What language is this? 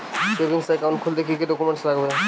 Bangla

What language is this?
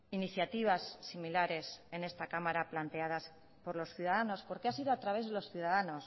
Spanish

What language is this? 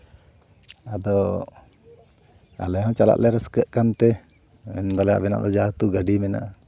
Santali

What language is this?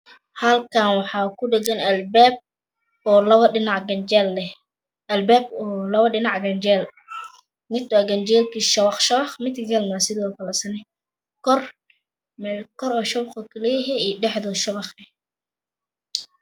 Somali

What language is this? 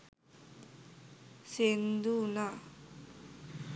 Sinhala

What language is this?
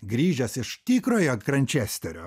Lithuanian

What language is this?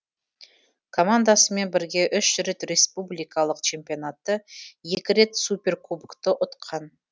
Kazakh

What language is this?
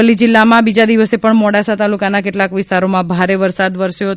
Gujarati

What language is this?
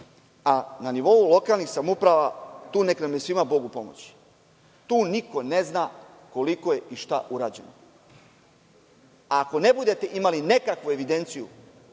Serbian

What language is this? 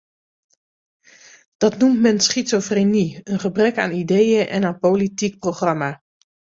Dutch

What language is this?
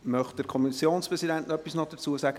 Swiss German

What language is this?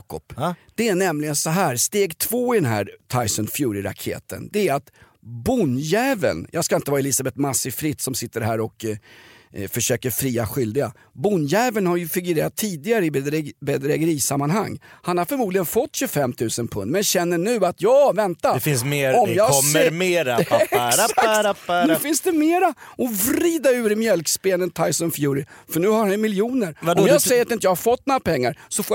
Swedish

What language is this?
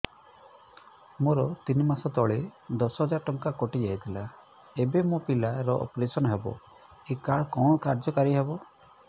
Odia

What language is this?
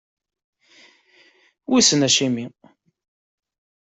Kabyle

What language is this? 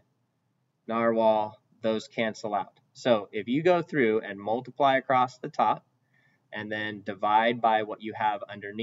English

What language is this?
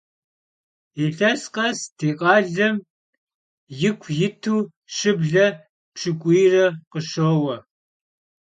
Kabardian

